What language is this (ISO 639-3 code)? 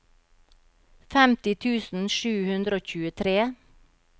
nor